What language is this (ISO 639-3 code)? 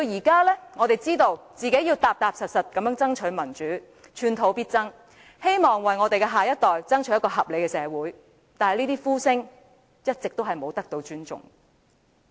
yue